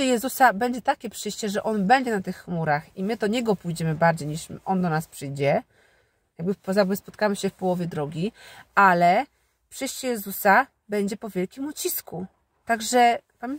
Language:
Polish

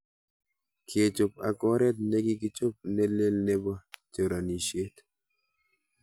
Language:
Kalenjin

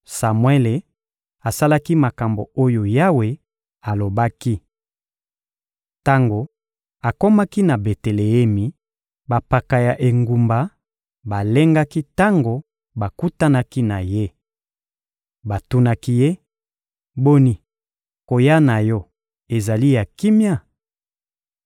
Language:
Lingala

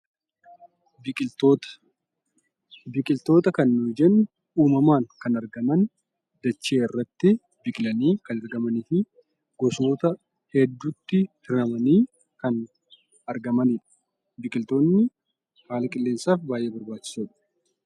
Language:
Oromo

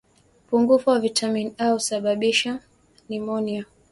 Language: Swahili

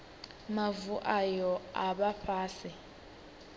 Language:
Venda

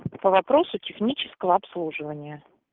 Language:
Russian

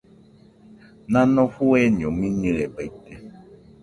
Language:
Nüpode Huitoto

